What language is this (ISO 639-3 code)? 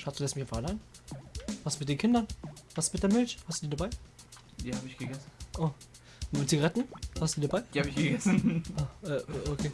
deu